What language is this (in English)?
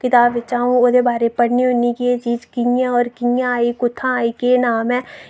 Dogri